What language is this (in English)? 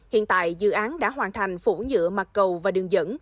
Vietnamese